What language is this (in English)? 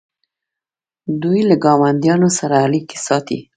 Pashto